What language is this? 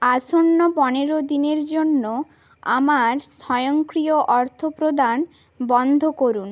Bangla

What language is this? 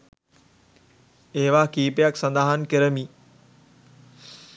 Sinhala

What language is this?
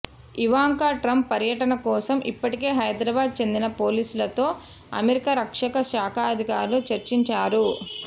Telugu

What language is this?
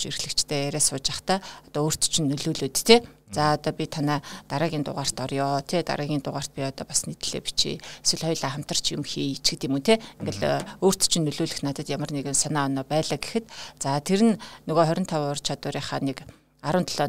Russian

